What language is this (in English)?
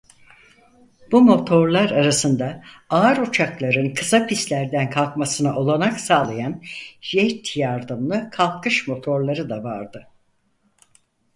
Turkish